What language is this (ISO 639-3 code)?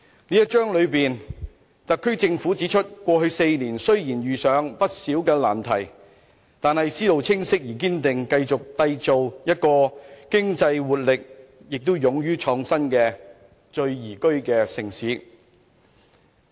yue